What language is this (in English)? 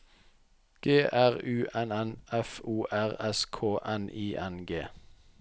Norwegian